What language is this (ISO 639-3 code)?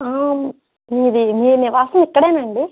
tel